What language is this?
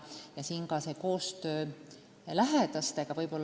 Estonian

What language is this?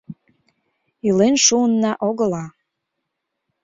Mari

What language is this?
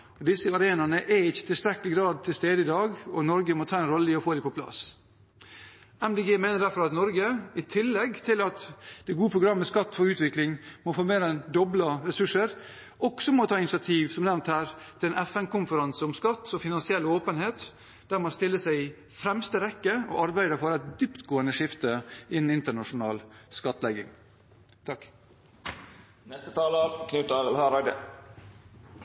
Norwegian Bokmål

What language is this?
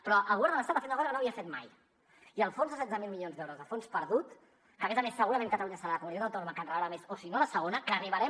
Catalan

